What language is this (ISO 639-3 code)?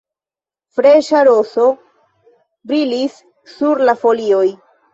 epo